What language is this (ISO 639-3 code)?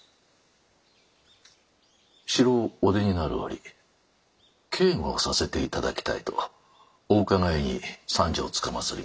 jpn